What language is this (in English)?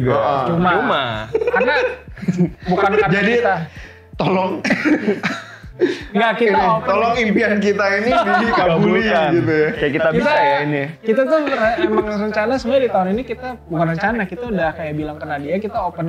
Indonesian